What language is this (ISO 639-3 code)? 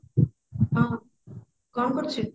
ori